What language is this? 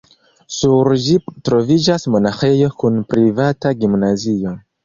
Esperanto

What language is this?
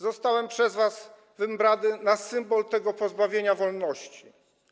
Polish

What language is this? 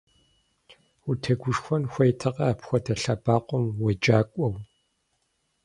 Kabardian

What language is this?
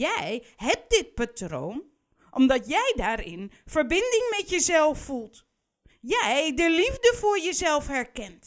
Dutch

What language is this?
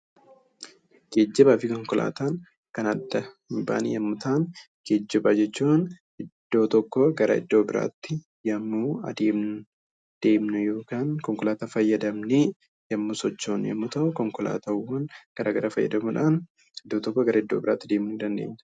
Oromo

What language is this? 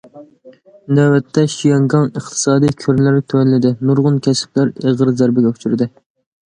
Uyghur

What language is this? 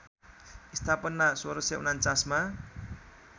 Nepali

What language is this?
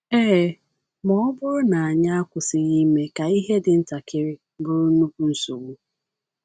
Igbo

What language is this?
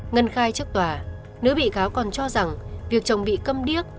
Vietnamese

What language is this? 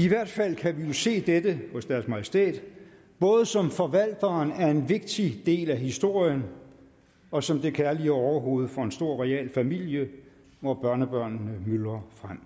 Danish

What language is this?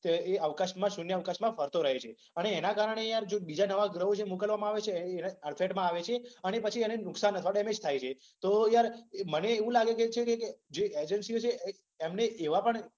Gujarati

